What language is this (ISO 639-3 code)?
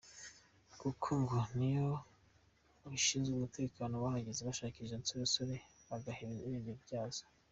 kin